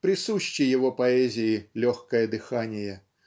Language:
Russian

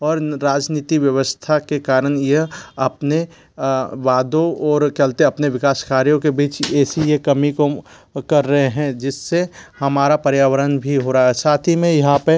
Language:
Hindi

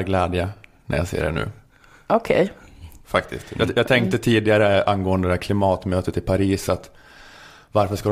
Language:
Swedish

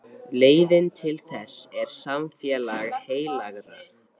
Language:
Icelandic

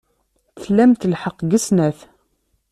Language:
Kabyle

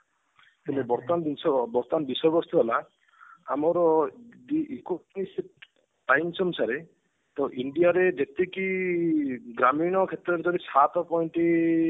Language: Odia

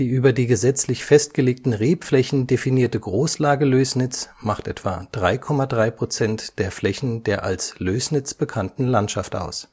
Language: German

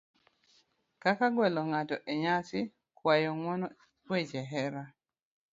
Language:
Luo (Kenya and Tanzania)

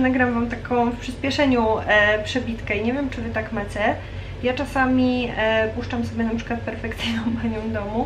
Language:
Polish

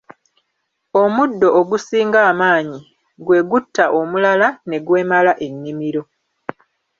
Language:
Ganda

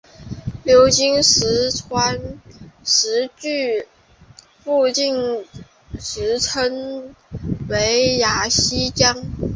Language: Chinese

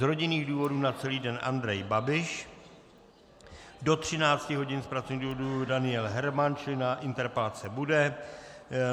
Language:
Czech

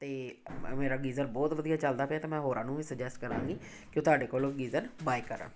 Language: Punjabi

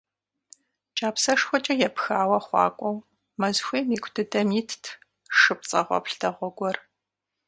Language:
Kabardian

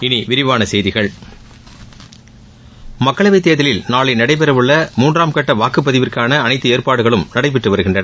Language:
Tamil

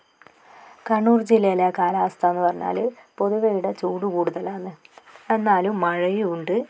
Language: Malayalam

